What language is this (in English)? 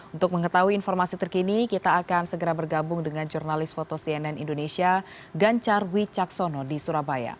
Indonesian